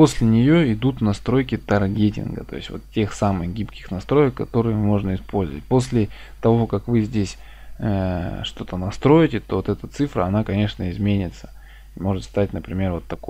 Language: Russian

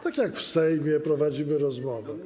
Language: Polish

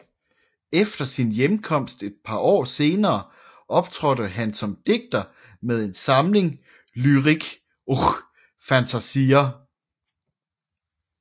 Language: Danish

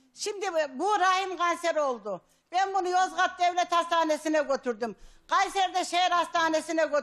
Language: Turkish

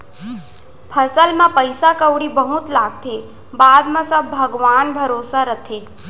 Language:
Chhattisgarhi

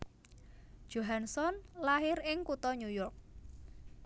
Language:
Javanese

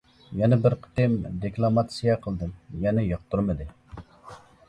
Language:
Uyghur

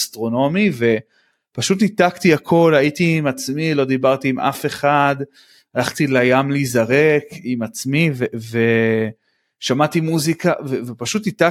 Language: Hebrew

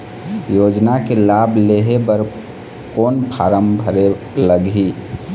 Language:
Chhattisgarhi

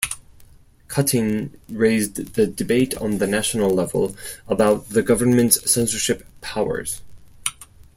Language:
English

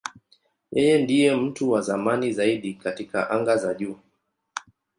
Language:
Swahili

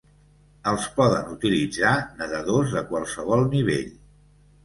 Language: Catalan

